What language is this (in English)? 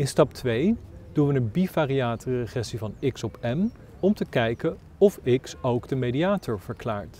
Dutch